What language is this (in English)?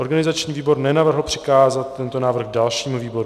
Czech